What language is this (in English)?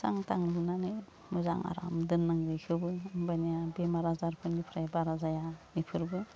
Bodo